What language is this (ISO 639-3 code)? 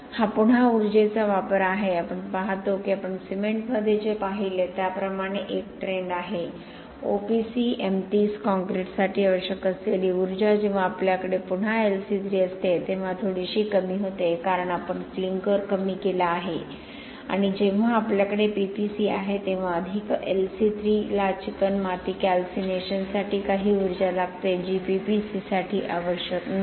mar